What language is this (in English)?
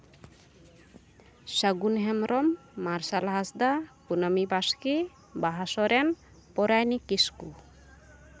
Santali